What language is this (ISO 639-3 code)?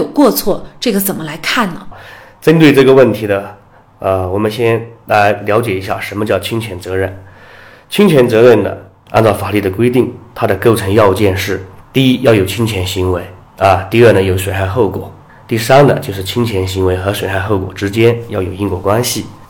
zho